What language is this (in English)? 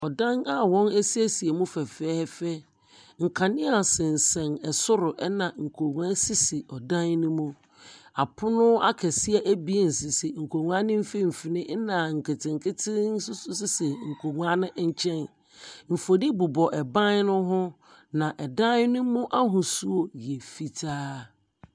Akan